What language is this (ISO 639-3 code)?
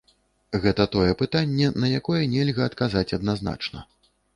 bel